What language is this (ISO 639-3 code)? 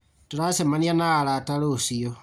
kik